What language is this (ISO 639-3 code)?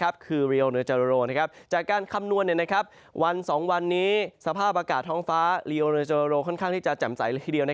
tha